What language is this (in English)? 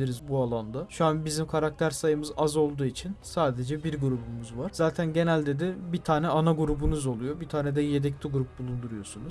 Turkish